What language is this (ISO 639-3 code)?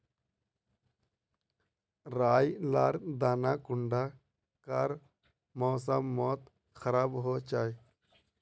mag